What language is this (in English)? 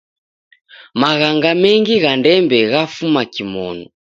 Taita